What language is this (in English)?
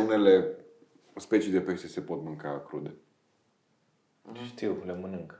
Romanian